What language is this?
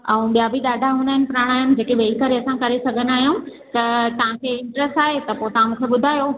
Sindhi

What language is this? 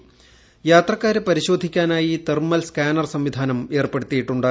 Malayalam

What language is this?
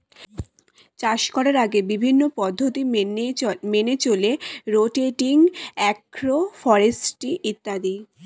Bangla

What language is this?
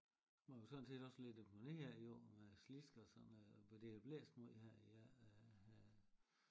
Danish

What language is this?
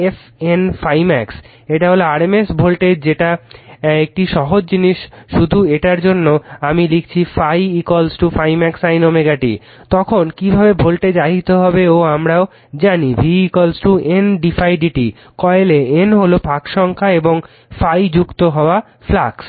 Bangla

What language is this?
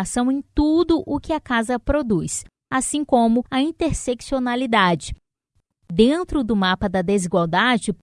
Portuguese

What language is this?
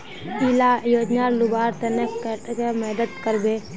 Magahi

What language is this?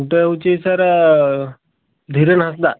Odia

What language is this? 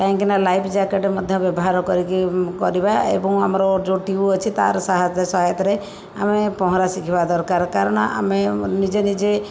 Odia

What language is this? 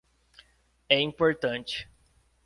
Portuguese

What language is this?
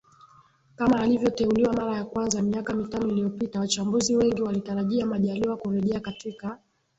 Swahili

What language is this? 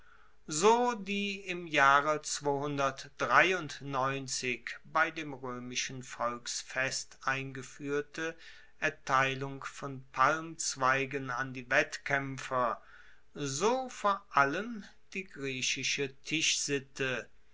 German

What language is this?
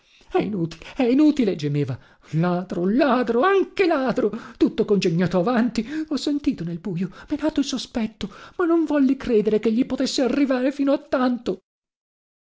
Italian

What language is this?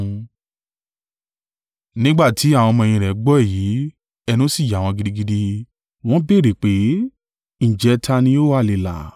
Yoruba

